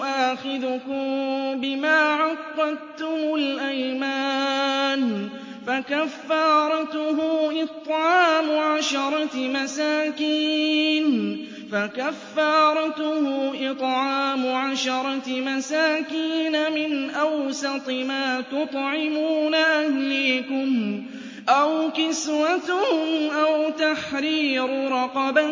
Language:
Arabic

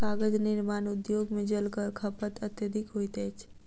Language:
Maithili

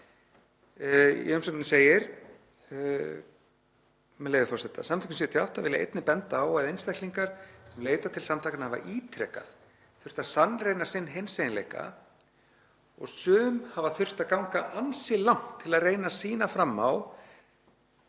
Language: Icelandic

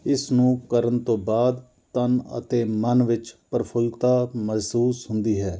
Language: Punjabi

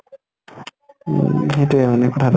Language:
Assamese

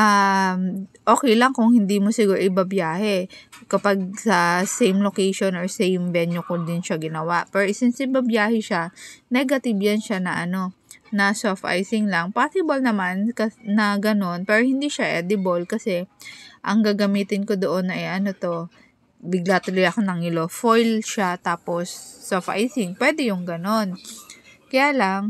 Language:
Filipino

